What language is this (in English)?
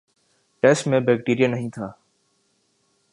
Urdu